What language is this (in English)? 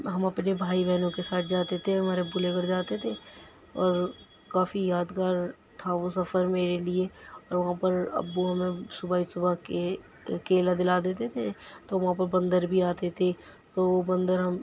Urdu